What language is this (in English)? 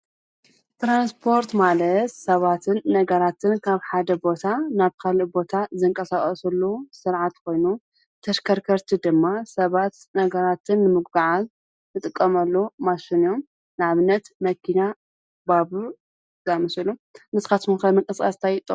Tigrinya